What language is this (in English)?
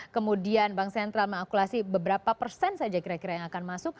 Indonesian